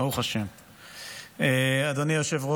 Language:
Hebrew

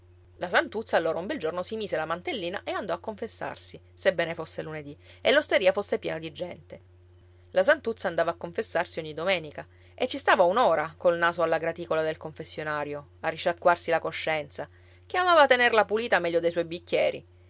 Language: Italian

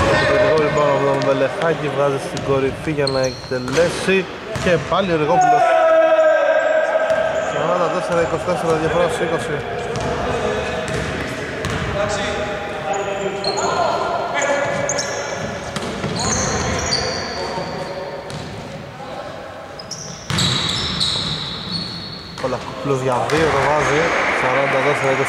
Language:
Greek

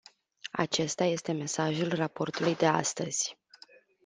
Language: Romanian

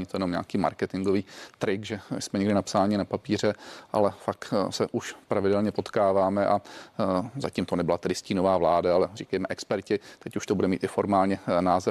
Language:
Czech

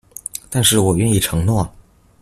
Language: Chinese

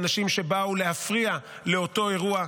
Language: Hebrew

